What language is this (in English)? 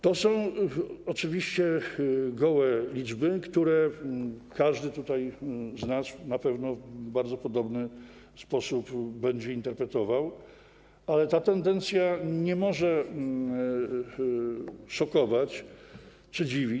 Polish